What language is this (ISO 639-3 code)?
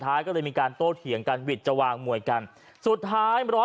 tha